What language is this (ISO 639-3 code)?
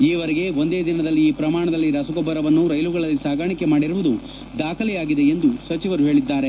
kan